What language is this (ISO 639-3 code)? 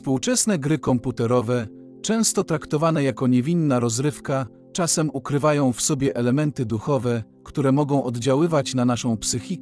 pol